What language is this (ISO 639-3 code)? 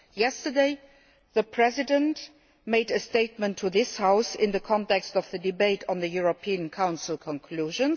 eng